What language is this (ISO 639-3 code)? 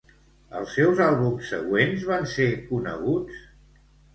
cat